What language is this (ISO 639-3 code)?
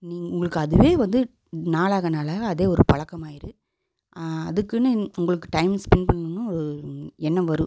tam